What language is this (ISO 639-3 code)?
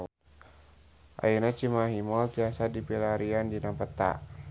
sun